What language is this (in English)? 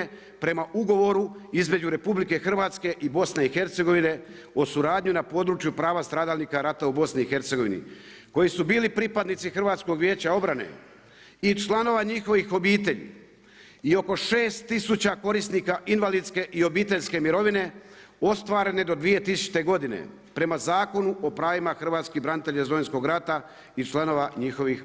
Croatian